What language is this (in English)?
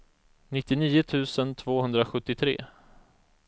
Swedish